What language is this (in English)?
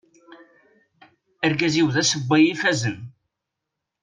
Kabyle